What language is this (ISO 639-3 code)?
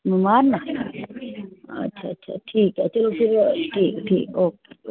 doi